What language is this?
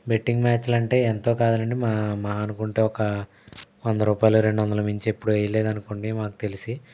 Telugu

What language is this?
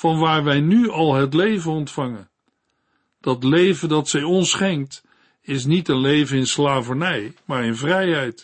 Dutch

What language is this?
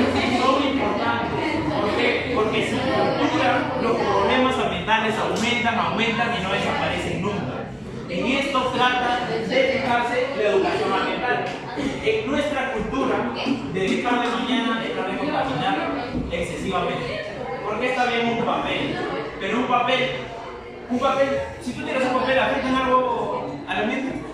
Spanish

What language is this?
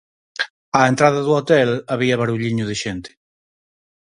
Galician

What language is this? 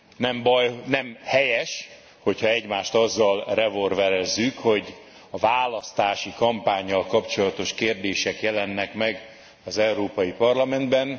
Hungarian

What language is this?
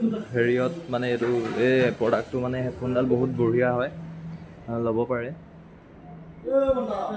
Assamese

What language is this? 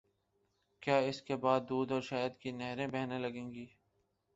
Urdu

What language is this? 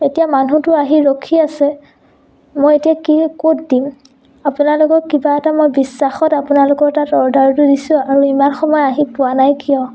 Assamese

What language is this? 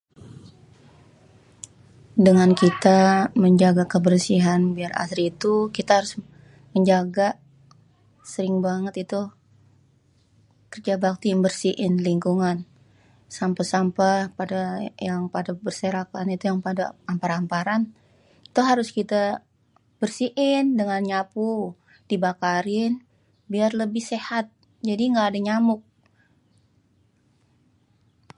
Betawi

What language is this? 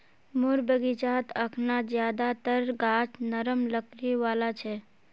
Magahi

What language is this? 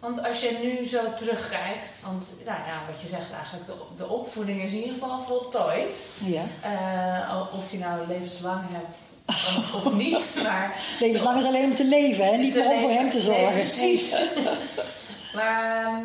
Dutch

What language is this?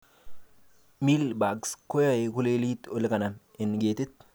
Kalenjin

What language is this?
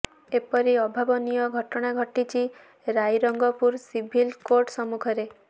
Odia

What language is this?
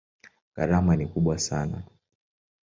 Swahili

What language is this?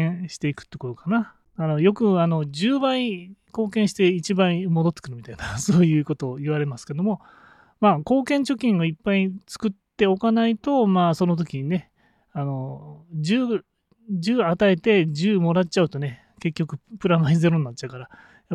Japanese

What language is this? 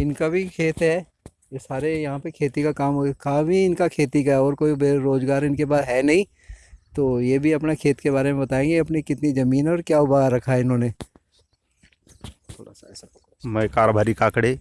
Hindi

